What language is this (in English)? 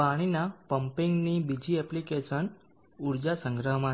Gujarati